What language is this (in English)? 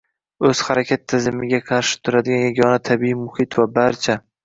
Uzbek